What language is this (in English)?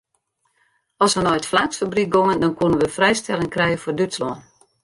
Western Frisian